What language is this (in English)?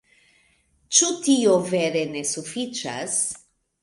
Esperanto